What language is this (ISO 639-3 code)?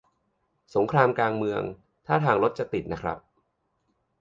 tha